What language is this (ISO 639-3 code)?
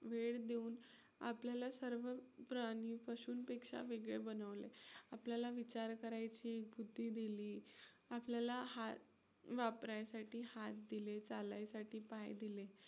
mar